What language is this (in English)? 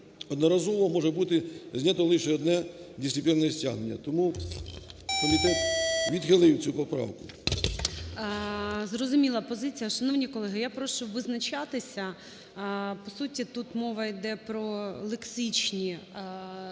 Ukrainian